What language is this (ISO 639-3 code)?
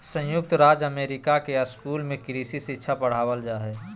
mag